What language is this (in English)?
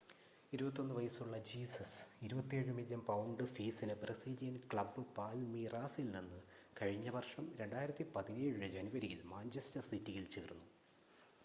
Malayalam